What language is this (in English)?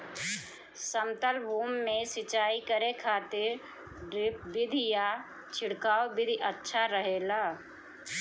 Bhojpuri